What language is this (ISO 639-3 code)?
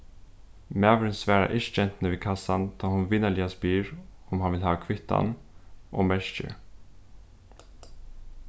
fao